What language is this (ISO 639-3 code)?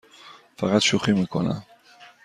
fas